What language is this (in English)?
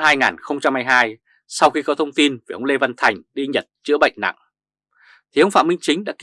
Vietnamese